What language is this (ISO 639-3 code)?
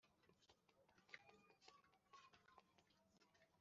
kin